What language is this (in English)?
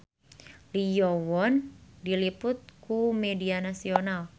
Sundanese